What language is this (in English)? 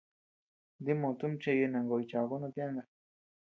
Tepeuxila Cuicatec